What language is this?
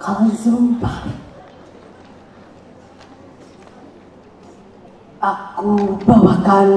Indonesian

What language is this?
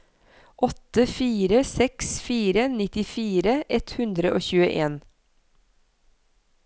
Norwegian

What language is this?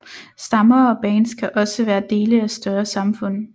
Danish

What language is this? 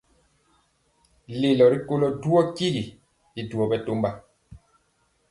Mpiemo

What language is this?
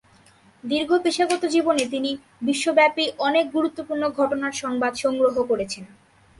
Bangla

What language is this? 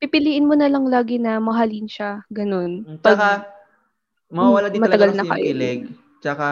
Filipino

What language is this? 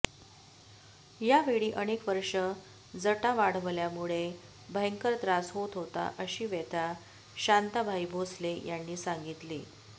Marathi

